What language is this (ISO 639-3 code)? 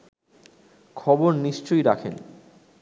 ben